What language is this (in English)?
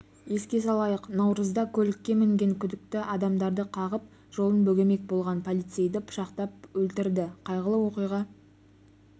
Kazakh